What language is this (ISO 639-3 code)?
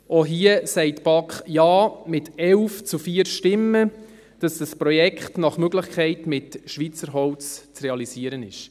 gsw